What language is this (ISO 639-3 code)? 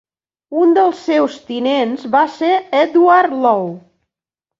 cat